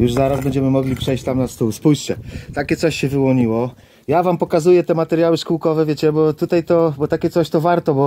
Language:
Polish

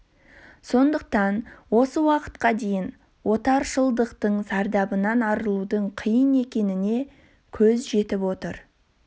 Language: Kazakh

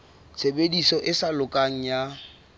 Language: Southern Sotho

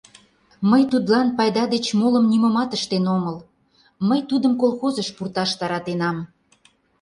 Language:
Mari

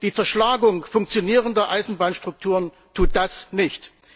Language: German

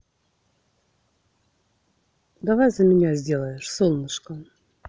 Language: Russian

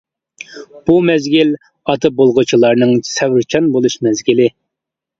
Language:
Uyghur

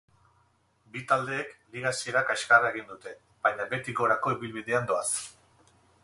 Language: Basque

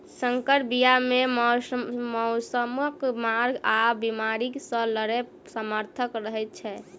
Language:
Maithili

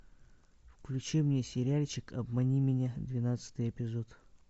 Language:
Russian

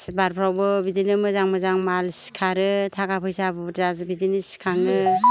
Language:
Bodo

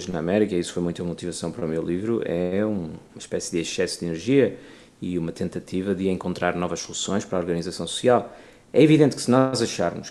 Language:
Portuguese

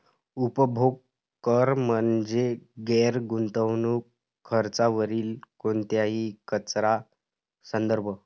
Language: Marathi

